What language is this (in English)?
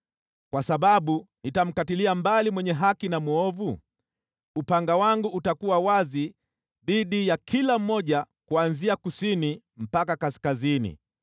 Swahili